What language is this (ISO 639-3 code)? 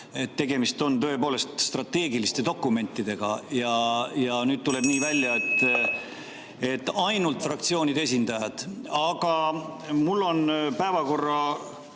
est